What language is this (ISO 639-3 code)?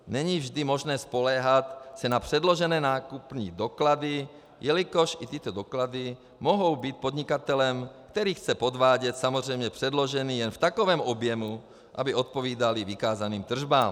ces